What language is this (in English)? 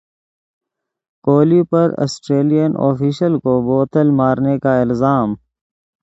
Urdu